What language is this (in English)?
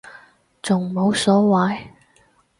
Cantonese